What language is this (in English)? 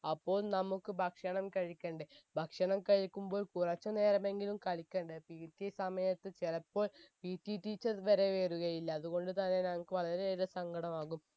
Malayalam